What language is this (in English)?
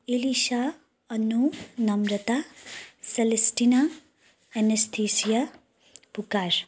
Nepali